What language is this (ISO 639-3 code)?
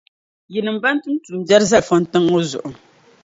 dag